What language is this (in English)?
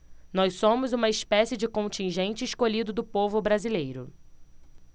Portuguese